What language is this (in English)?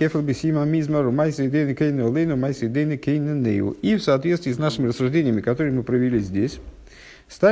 Russian